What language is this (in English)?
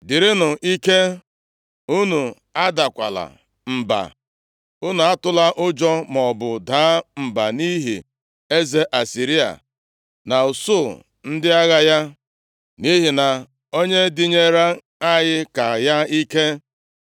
Igbo